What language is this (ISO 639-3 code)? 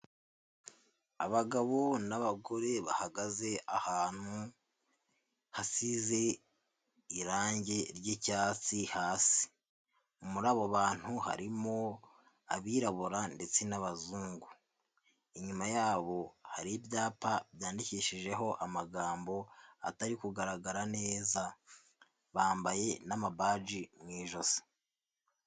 kin